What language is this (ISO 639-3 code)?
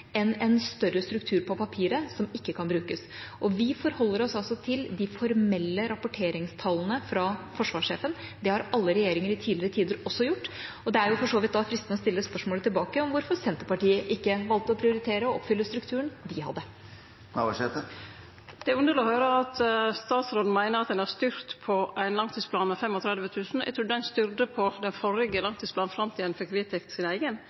nor